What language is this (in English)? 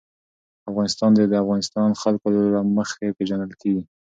Pashto